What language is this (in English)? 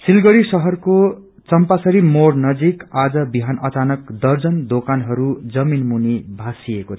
Nepali